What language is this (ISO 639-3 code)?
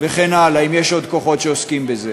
heb